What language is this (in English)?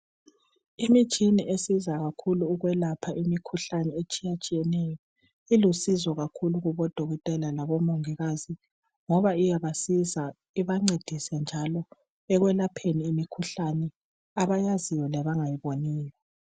North Ndebele